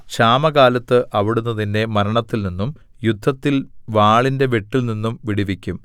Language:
Malayalam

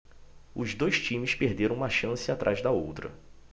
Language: Portuguese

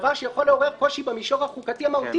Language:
Hebrew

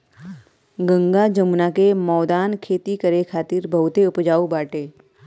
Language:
Bhojpuri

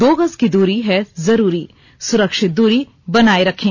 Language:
Hindi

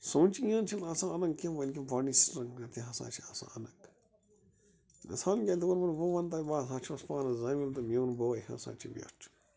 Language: Kashmiri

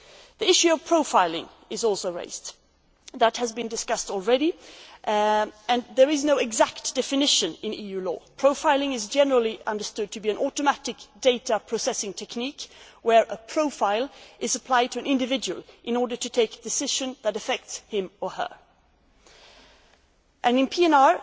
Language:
English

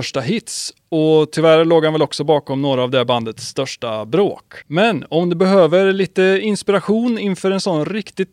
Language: Swedish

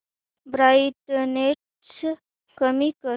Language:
Marathi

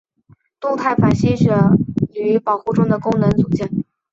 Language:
Chinese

